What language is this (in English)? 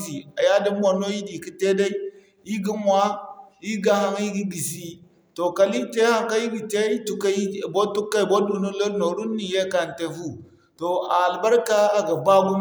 Zarma